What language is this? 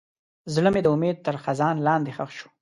Pashto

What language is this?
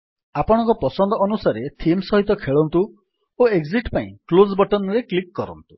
Odia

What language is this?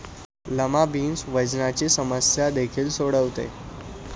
Marathi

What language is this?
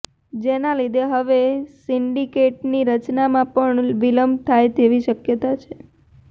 Gujarati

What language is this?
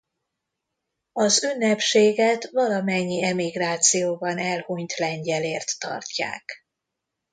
Hungarian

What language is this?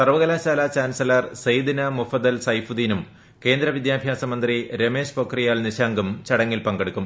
Malayalam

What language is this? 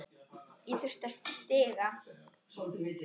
Icelandic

